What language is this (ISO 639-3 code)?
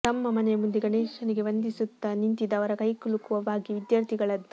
kan